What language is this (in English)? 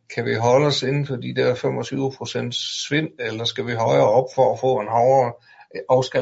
Danish